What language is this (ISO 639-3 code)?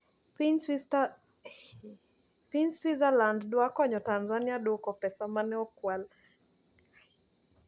luo